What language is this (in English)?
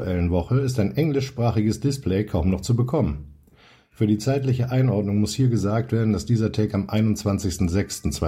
German